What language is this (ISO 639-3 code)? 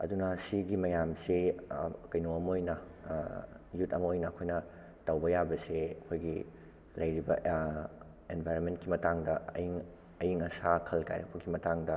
mni